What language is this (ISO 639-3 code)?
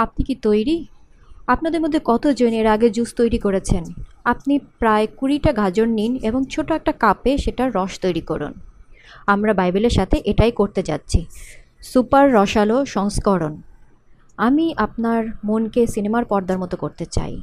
ben